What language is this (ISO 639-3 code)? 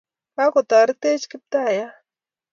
kln